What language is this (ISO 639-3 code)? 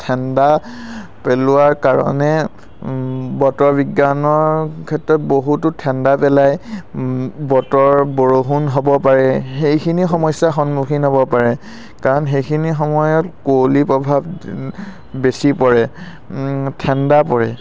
asm